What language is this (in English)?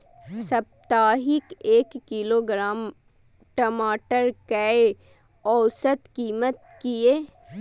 Maithili